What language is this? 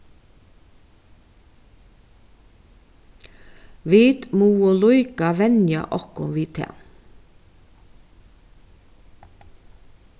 Faroese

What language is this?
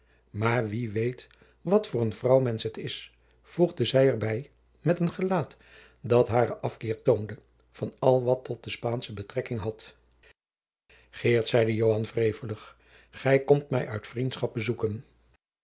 Dutch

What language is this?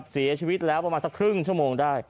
Thai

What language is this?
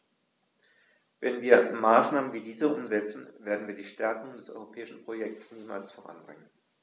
German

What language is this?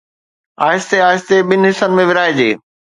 Sindhi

